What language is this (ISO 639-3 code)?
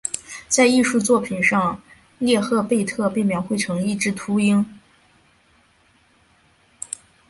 zho